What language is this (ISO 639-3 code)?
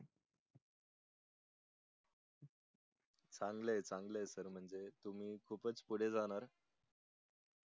mar